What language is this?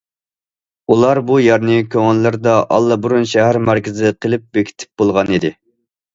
Uyghur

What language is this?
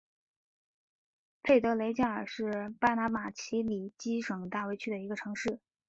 Chinese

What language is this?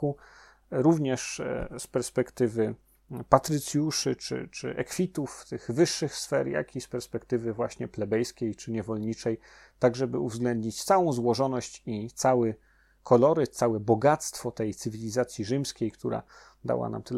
Polish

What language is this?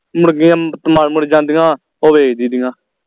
Punjabi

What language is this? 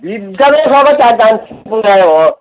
Odia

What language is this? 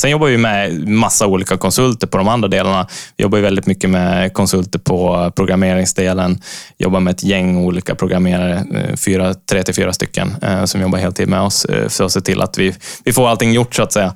Swedish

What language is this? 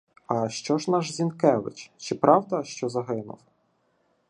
Ukrainian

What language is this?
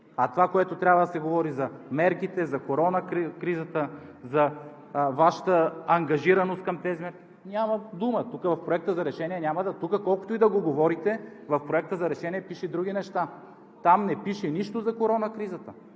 Bulgarian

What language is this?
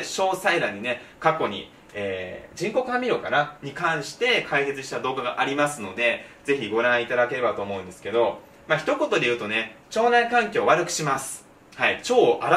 Japanese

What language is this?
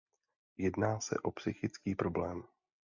Czech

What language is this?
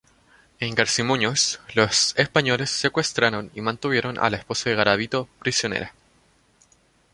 Spanish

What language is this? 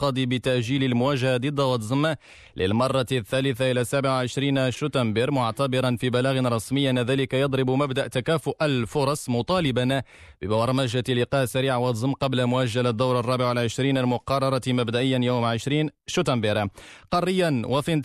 Arabic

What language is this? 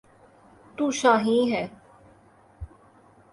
Urdu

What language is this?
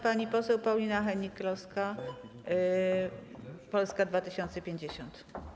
Polish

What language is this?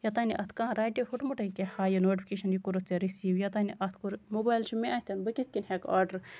Kashmiri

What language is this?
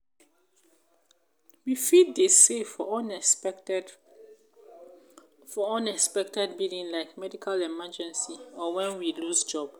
Nigerian Pidgin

